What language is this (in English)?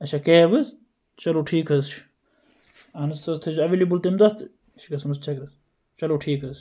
Kashmiri